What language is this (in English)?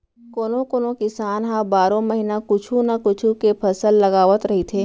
Chhattisgarhi